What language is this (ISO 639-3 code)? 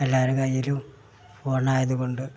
mal